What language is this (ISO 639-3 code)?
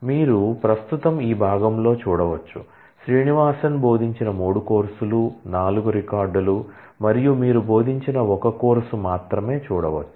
tel